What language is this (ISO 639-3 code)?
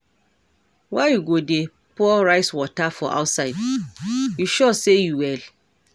pcm